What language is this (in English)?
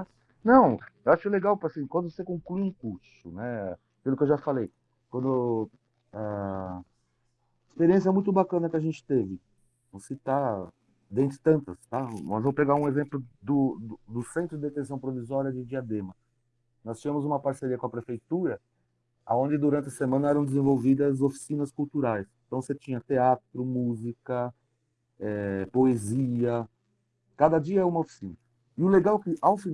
Portuguese